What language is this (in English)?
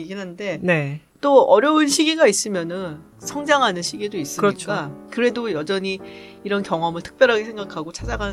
Korean